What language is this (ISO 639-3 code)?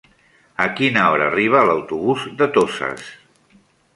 cat